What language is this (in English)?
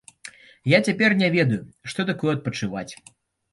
Belarusian